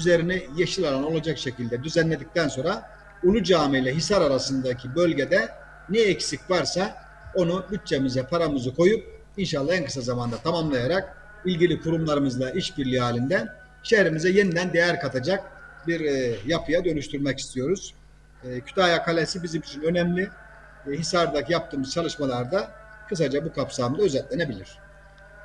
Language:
Turkish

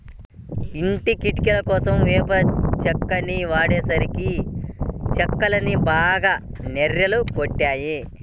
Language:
Telugu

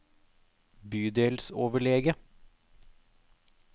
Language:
Norwegian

